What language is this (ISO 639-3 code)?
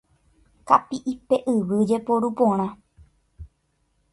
grn